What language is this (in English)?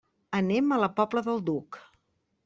Catalan